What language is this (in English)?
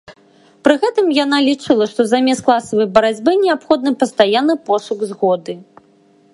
Belarusian